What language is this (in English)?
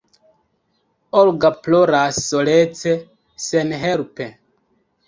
Esperanto